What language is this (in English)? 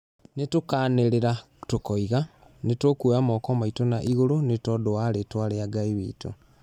Kikuyu